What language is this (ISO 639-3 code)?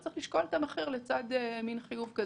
heb